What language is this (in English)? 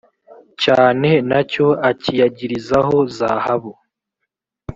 Kinyarwanda